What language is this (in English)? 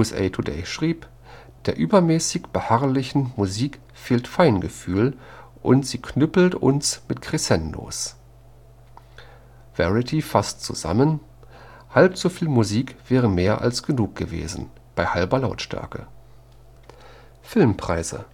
German